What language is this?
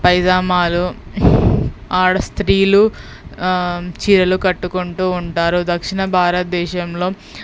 Telugu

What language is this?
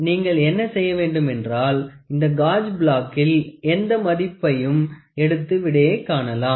Tamil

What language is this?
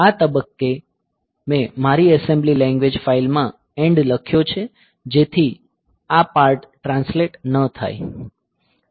Gujarati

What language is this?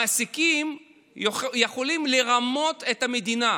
Hebrew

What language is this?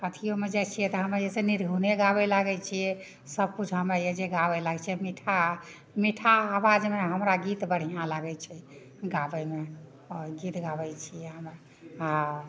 Maithili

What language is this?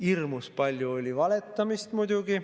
Estonian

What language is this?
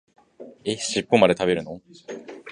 Japanese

